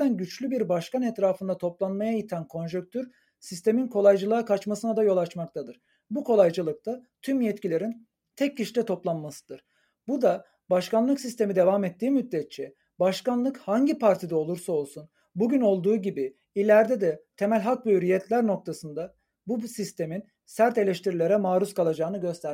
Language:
Turkish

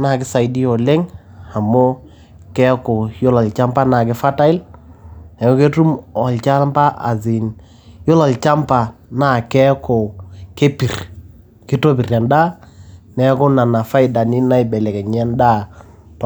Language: Masai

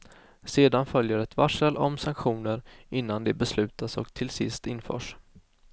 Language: Swedish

